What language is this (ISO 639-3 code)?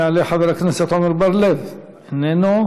heb